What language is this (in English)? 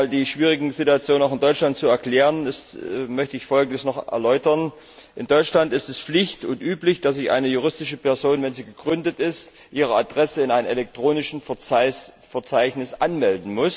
German